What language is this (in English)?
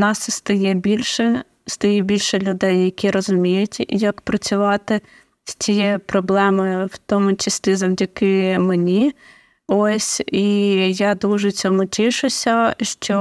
Ukrainian